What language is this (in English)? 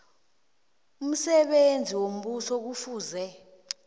South Ndebele